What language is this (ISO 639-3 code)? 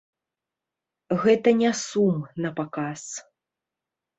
bel